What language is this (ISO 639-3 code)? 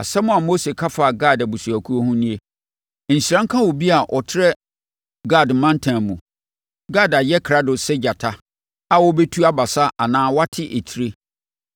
aka